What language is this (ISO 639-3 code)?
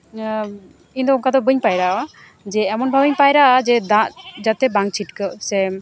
sat